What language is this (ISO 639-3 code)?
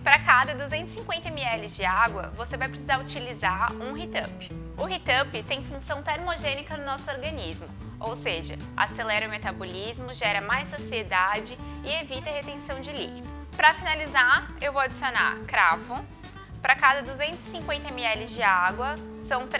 por